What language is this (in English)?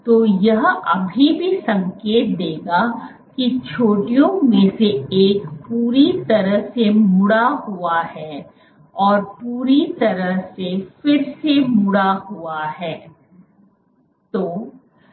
Hindi